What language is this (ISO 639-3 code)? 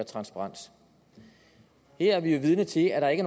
dan